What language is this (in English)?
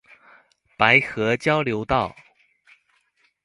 Chinese